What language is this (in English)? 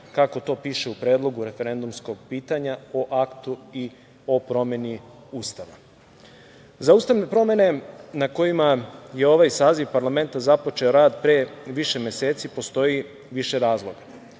Serbian